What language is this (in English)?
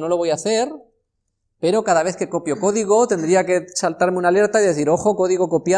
Spanish